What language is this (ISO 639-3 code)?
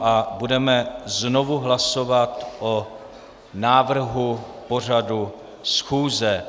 ces